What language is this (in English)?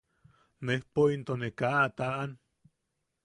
Yaqui